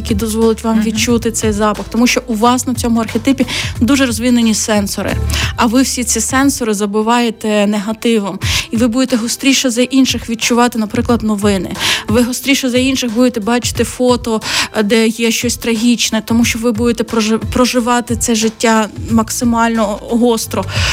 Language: Ukrainian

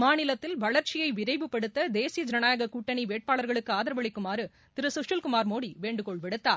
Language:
Tamil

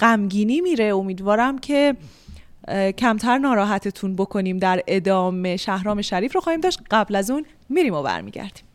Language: Persian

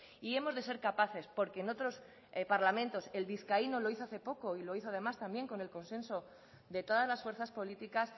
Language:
Spanish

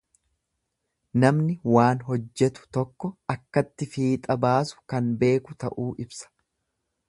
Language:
Oromo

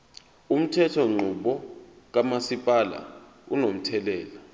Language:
Zulu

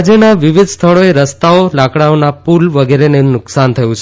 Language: Gujarati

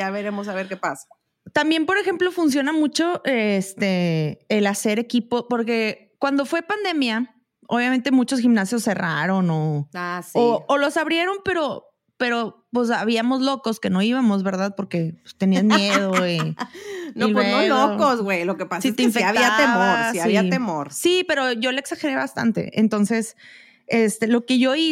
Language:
Spanish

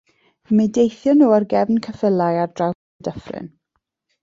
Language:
Welsh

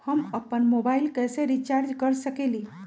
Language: Magahi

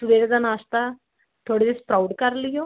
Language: Punjabi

